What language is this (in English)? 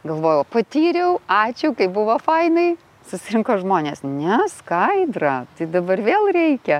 Lithuanian